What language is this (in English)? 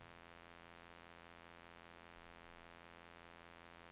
Norwegian